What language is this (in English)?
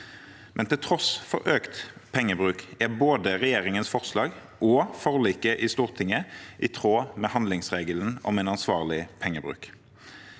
Norwegian